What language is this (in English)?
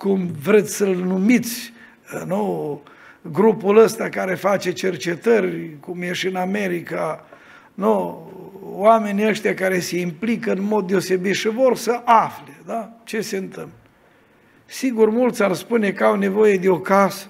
Romanian